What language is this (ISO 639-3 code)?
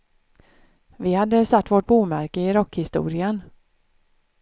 swe